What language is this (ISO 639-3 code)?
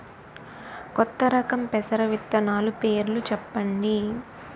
tel